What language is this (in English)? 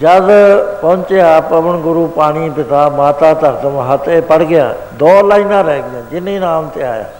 Punjabi